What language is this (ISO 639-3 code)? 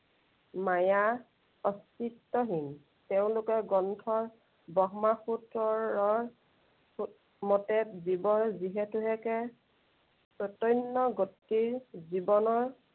asm